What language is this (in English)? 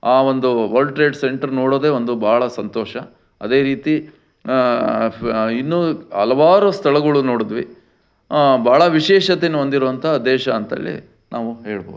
Kannada